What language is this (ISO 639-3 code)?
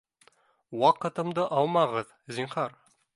bak